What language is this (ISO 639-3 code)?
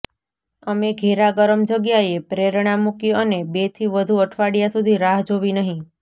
guj